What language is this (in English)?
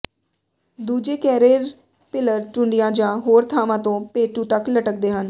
Punjabi